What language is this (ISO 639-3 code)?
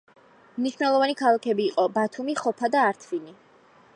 kat